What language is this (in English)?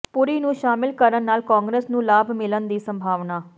Punjabi